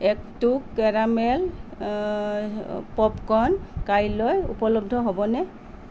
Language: Assamese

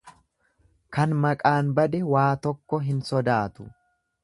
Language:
Oromo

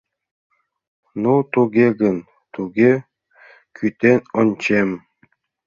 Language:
Mari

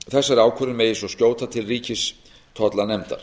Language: Icelandic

